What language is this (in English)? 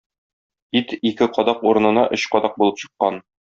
Tatar